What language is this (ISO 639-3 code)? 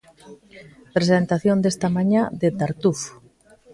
glg